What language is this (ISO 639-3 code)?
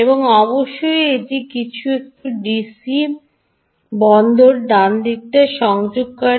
ben